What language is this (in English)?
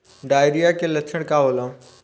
Bhojpuri